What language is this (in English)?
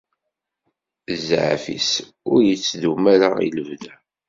Kabyle